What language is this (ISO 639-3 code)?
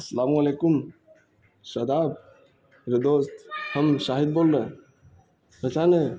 urd